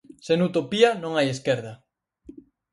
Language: Galician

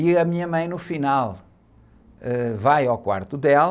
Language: Portuguese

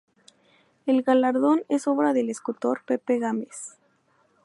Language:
Spanish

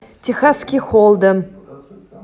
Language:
Russian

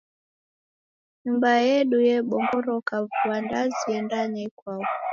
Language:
Taita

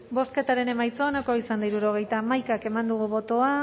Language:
Basque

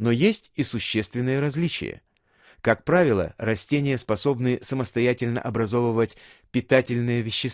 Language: Russian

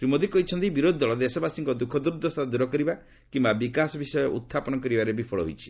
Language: Odia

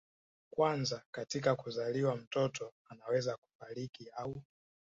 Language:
Swahili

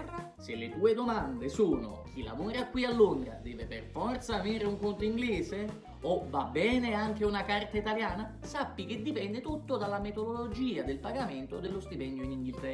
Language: Italian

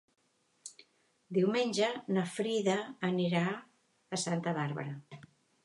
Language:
Catalan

